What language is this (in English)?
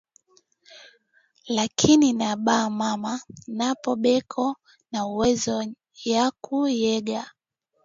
Swahili